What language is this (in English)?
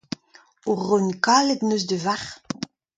Breton